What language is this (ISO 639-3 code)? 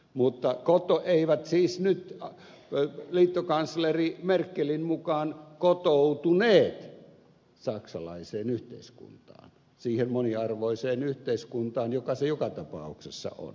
fin